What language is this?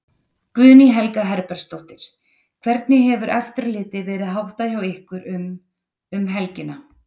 Icelandic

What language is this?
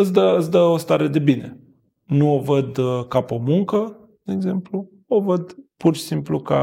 Romanian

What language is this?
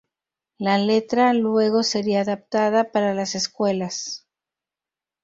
Spanish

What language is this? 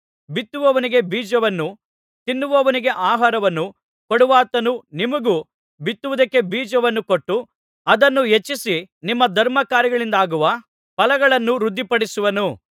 Kannada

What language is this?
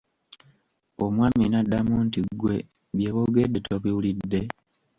Ganda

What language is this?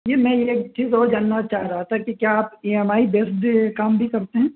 Urdu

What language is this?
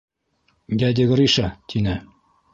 Bashkir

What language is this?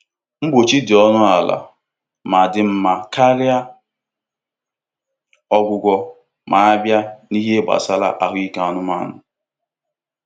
Igbo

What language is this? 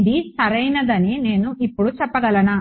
Telugu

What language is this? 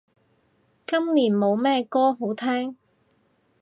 Cantonese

